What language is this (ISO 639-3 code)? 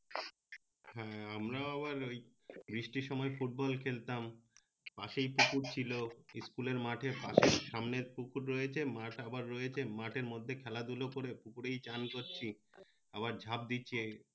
ben